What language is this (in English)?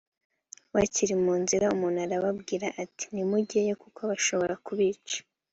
Kinyarwanda